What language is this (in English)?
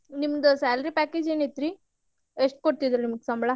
Kannada